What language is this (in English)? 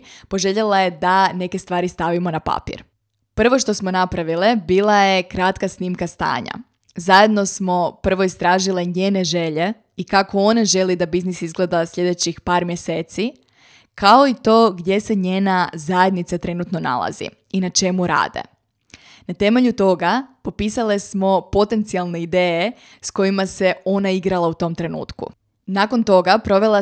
Croatian